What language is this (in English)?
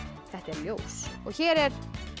Icelandic